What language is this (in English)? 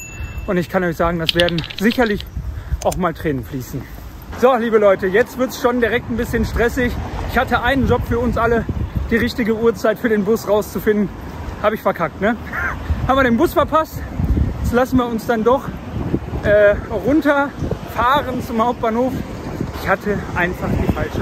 German